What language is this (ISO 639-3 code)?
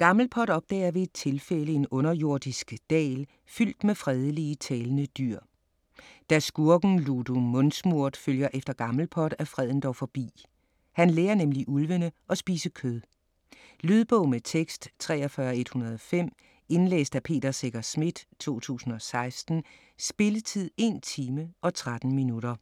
dan